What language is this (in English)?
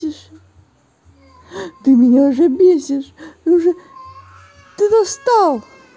Russian